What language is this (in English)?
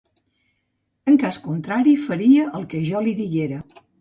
Catalan